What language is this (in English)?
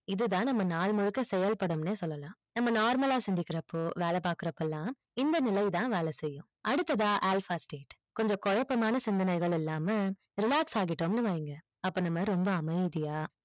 Tamil